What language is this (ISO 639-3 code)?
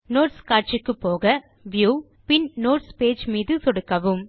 tam